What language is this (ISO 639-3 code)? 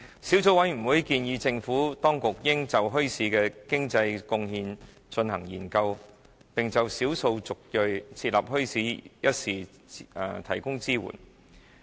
yue